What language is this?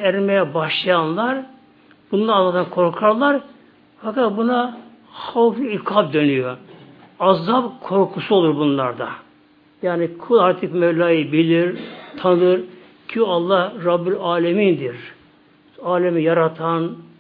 Turkish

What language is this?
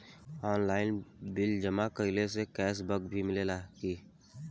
Bhojpuri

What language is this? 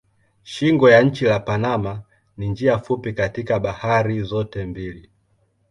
Swahili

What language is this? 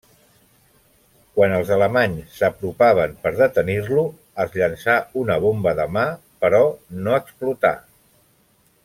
Catalan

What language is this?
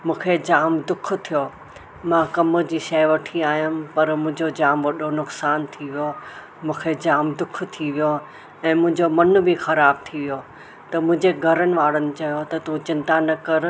Sindhi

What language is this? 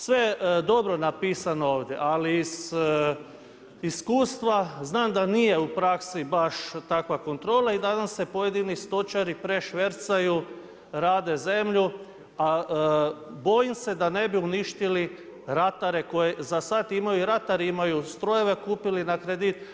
Croatian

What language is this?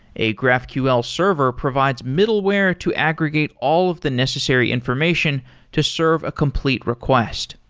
English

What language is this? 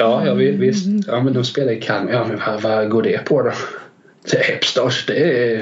Swedish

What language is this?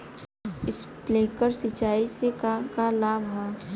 Bhojpuri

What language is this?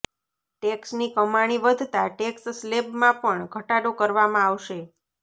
Gujarati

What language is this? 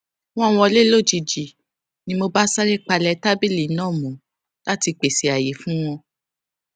Yoruba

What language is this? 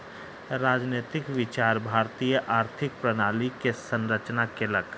Maithili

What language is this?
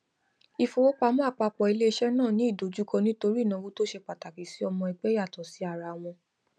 Yoruba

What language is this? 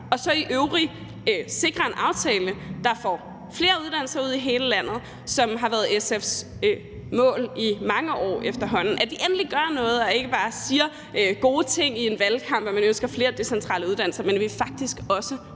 Danish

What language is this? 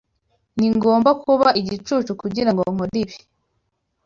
Kinyarwanda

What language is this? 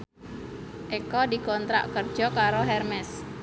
Javanese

